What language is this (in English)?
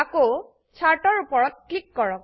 Assamese